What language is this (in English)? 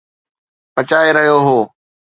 Sindhi